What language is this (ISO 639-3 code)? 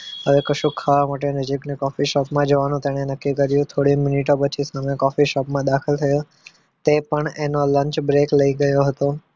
guj